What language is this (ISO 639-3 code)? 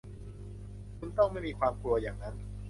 tha